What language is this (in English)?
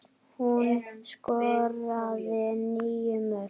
Icelandic